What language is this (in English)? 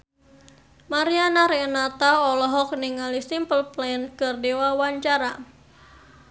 Sundanese